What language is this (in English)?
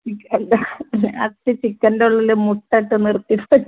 Malayalam